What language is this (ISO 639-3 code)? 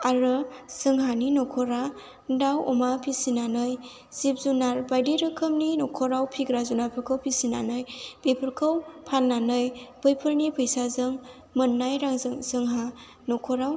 brx